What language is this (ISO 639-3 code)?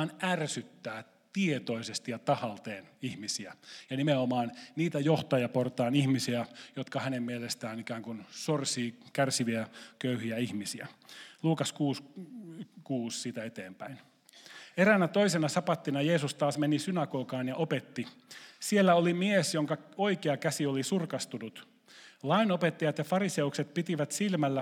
fin